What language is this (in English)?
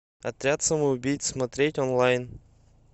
Russian